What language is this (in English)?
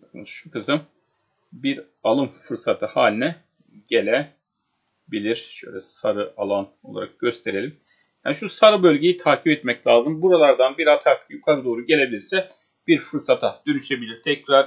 Turkish